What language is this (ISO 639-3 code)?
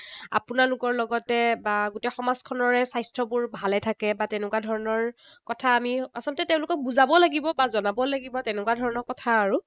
asm